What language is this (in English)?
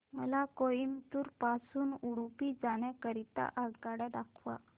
Marathi